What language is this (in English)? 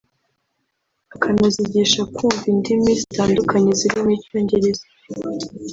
Kinyarwanda